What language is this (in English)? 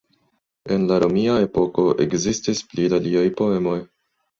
Esperanto